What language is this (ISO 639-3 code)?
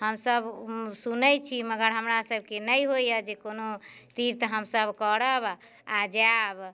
mai